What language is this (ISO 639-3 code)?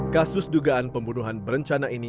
ind